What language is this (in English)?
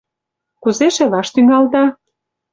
Mari